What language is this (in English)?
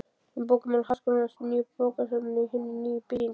Icelandic